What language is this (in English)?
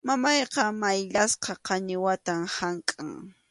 Arequipa-La Unión Quechua